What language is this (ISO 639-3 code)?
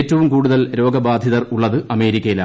mal